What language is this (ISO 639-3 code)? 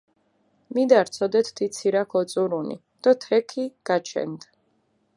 xmf